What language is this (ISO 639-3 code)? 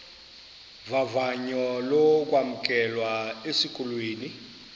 xho